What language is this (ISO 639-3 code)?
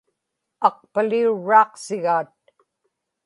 ipk